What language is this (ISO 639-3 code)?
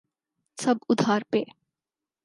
urd